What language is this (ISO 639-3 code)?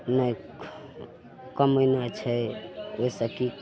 mai